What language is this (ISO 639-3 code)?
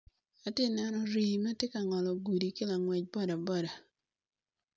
ach